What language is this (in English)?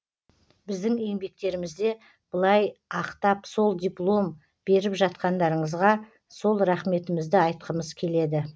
Kazakh